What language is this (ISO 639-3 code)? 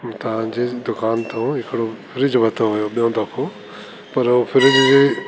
snd